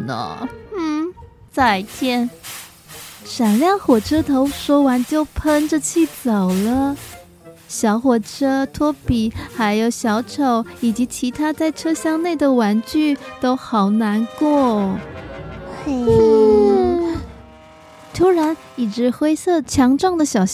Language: Chinese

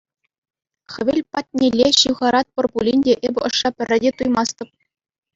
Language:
Chuvash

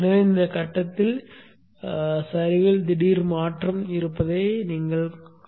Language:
Tamil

